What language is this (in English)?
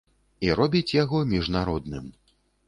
Belarusian